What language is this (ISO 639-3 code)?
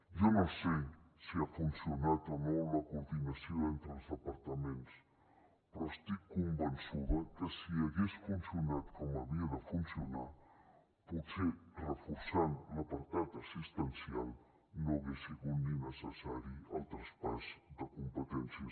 cat